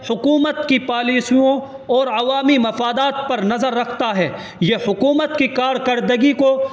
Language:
Urdu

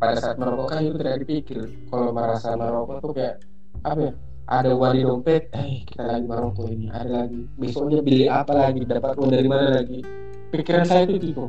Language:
Indonesian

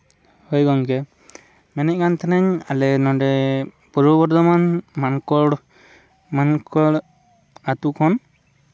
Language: Santali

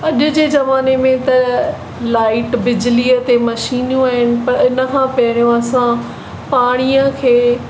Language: Sindhi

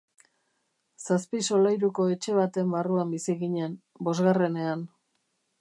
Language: Basque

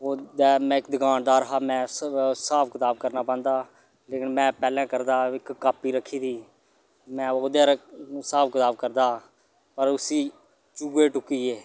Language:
Dogri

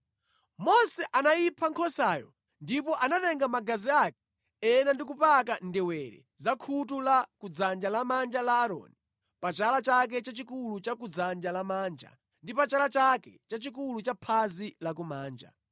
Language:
Nyanja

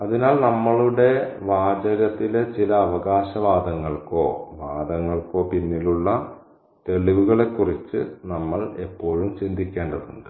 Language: Malayalam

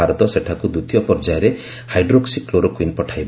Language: Odia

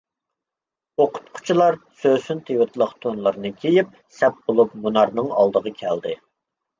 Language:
Uyghur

